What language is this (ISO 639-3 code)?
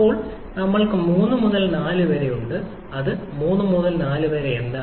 mal